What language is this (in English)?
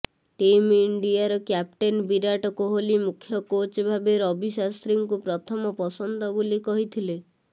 Odia